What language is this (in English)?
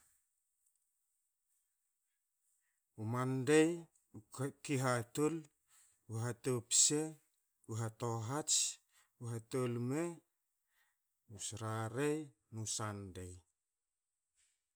Hakö